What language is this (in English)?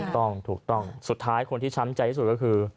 Thai